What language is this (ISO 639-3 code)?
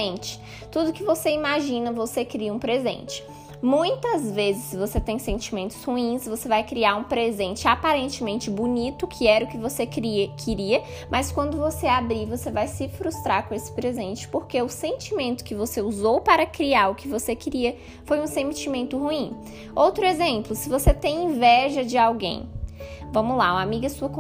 por